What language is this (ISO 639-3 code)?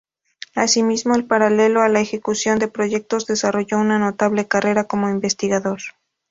spa